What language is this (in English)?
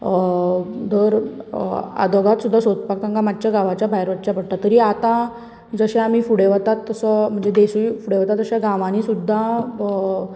Konkani